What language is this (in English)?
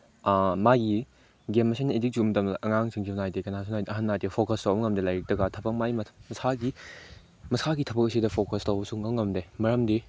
Manipuri